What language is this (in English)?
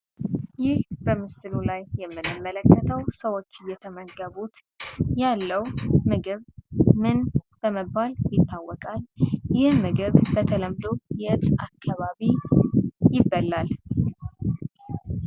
Amharic